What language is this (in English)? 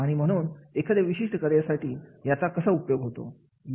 Marathi